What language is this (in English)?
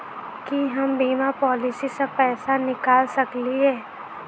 Maithili